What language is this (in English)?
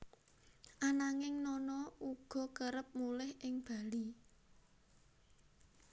Javanese